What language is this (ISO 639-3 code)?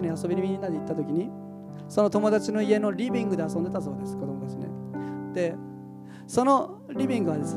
jpn